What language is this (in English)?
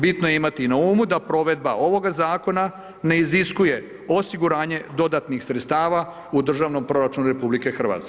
Croatian